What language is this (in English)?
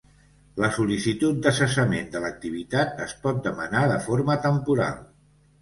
Catalan